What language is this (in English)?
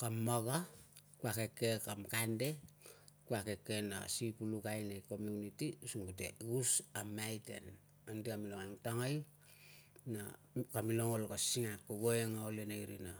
Tungag